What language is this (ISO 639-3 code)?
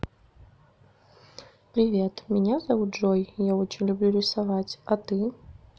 rus